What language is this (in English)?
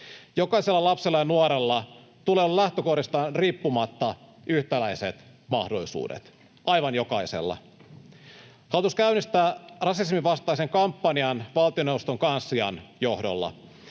Finnish